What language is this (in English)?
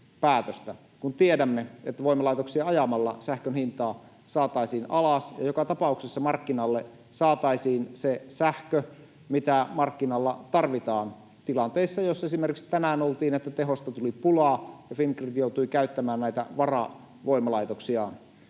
Finnish